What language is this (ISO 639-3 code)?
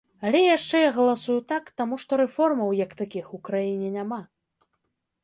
bel